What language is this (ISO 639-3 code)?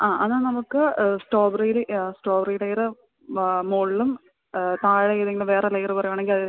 mal